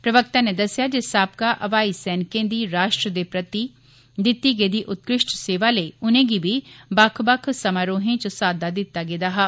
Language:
Dogri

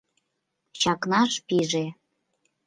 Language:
Mari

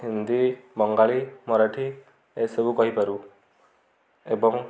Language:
Odia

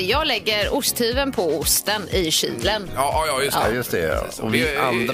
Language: Swedish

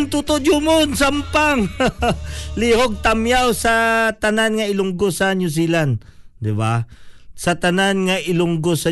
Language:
Filipino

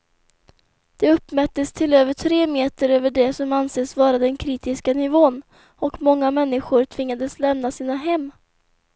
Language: Swedish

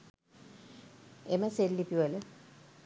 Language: Sinhala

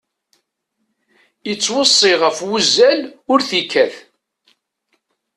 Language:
Kabyle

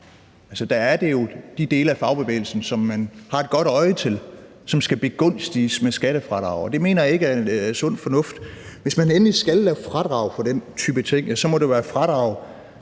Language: Danish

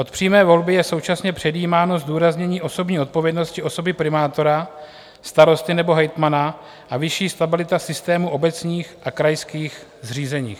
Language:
Czech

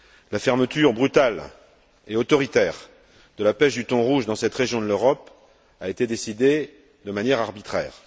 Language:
French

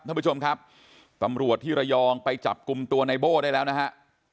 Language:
Thai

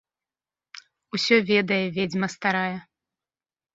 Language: Belarusian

